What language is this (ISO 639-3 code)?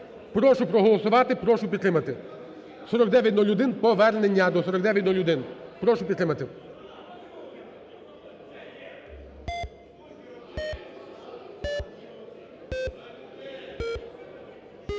ukr